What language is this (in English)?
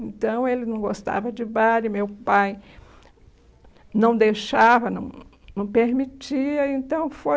Portuguese